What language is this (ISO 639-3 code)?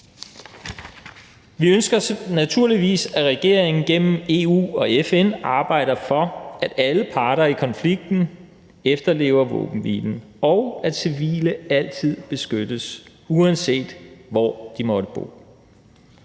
dan